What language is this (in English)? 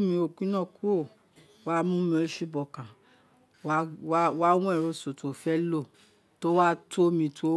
Isekiri